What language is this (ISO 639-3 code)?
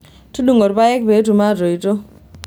mas